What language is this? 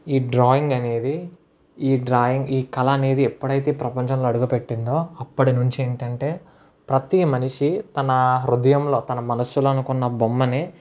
Telugu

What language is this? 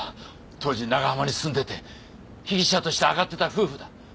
Japanese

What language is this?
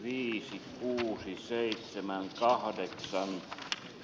Finnish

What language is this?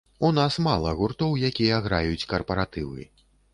Belarusian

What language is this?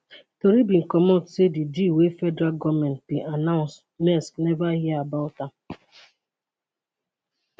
Nigerian Pidgin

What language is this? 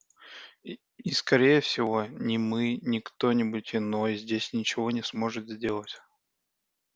Russian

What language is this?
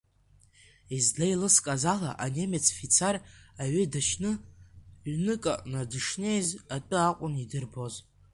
Abkhazian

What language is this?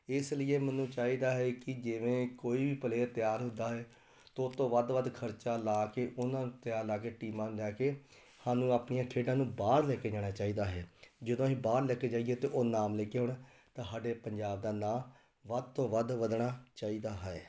Punjabi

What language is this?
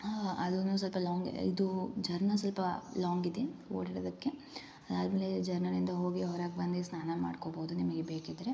Kannada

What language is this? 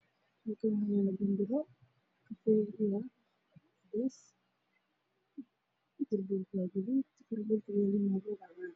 Somali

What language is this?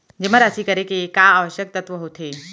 Chhattisgarhi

